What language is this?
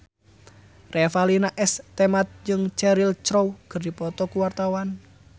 Sundanese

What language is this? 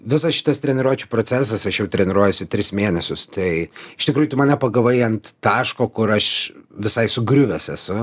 Lithuanian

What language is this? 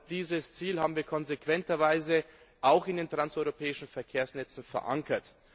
German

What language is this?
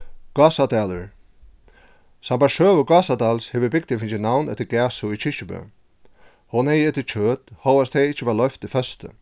Faroese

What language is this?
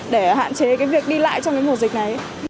Vietnamese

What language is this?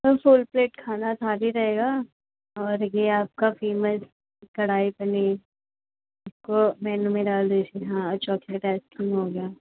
Hindi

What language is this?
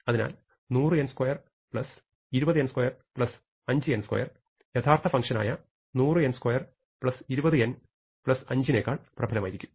Malayalam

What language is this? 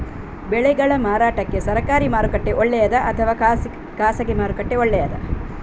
Kannada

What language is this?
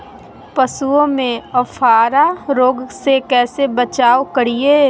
Magahi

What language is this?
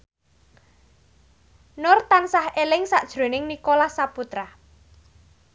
Javanese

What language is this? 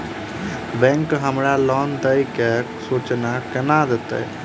Maithili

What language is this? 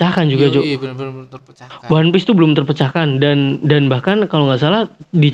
Indonesian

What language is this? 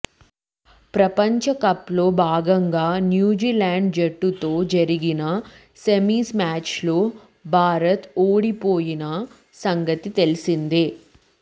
Telugu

